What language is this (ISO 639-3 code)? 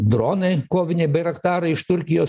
lit